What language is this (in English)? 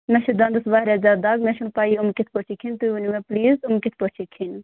Kashmiri